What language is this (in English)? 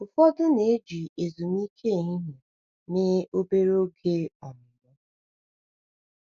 Igbo